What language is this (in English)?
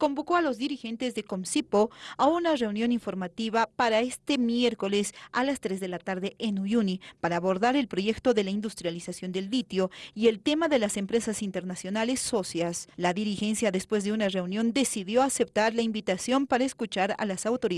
Spanish